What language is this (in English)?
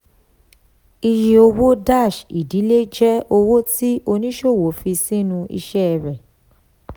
Yoruba